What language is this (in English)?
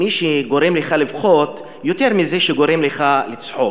Hebrew